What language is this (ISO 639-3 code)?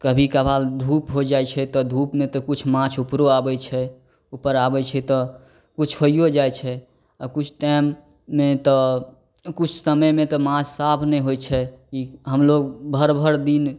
mai